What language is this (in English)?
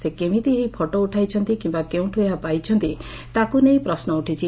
Odia